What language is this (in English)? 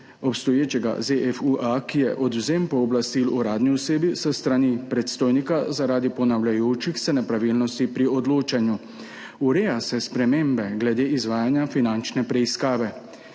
Slovenian